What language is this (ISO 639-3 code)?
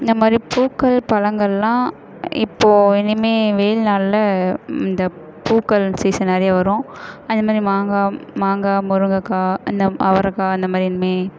tam